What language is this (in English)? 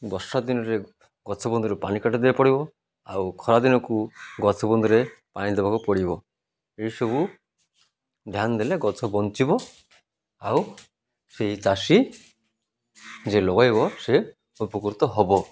Odia